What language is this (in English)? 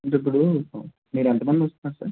Telugu